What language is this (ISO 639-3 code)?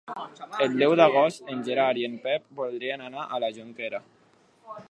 cat